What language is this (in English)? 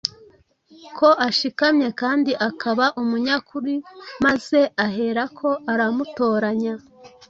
Kinyarwanda